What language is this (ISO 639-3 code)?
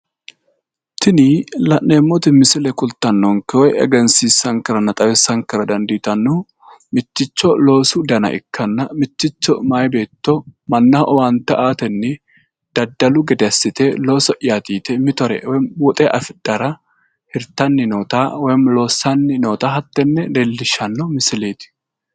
sid